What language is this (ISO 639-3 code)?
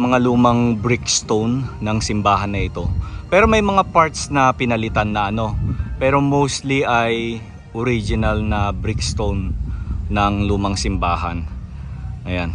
fil